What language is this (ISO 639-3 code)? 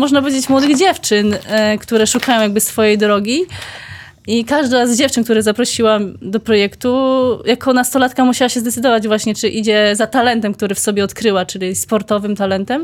pol